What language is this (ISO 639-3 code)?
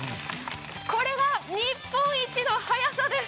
jpn